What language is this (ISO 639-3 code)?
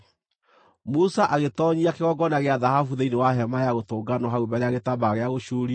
kik